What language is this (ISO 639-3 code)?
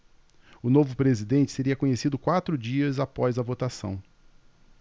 por